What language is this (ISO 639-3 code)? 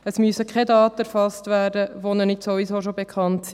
gsw